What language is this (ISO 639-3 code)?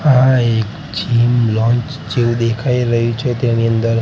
guj